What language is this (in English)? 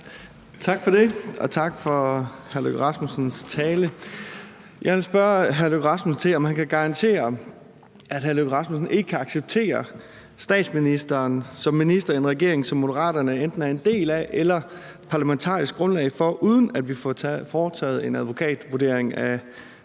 Danish